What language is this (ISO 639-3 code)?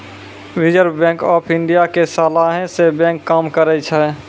mai